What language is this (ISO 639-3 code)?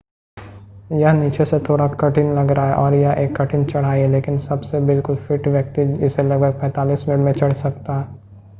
hin